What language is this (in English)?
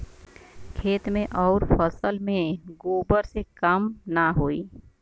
Bhojpuri